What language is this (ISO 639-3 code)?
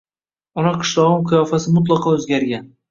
uzb